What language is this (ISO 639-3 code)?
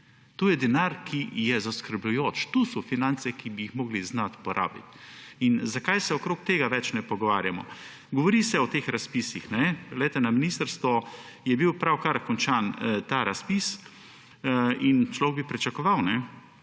slv